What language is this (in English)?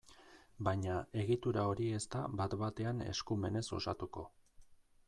Basque